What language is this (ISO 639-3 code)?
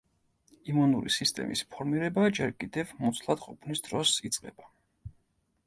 kat